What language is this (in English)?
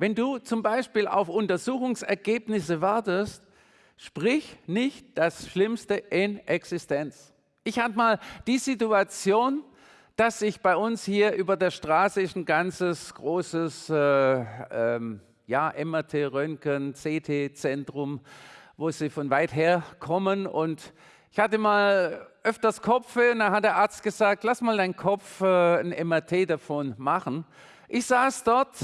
German